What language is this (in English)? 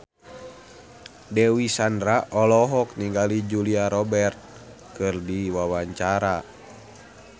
Sundanese